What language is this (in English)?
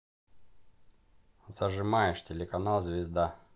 Russian